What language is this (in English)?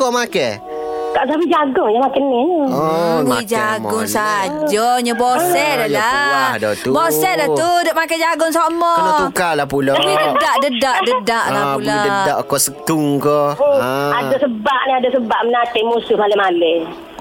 Malay